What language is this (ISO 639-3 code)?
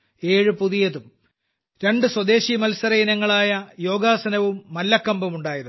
mal